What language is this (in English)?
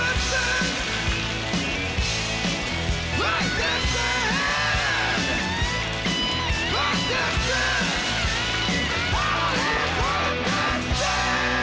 Icelandic